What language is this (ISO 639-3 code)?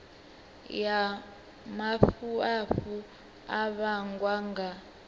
ven